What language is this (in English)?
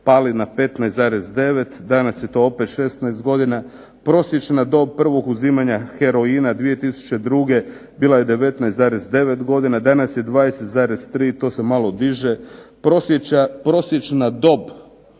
Croatian